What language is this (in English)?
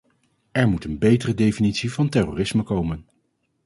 Dutch